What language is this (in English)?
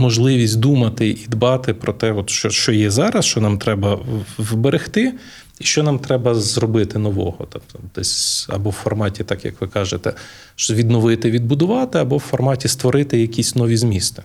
Ukrainian